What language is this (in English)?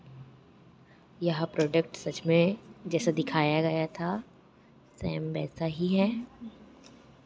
Hindi